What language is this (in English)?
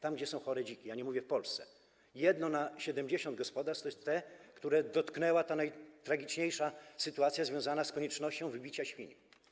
Polish